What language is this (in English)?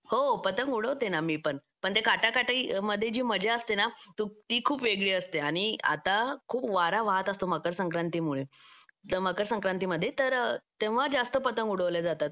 Marathi